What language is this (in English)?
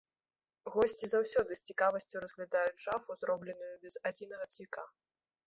Belarusian